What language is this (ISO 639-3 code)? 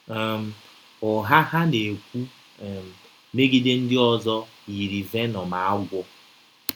ibo